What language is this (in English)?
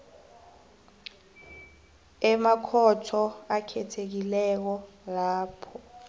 South Ndebele